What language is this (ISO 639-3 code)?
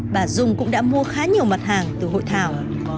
vie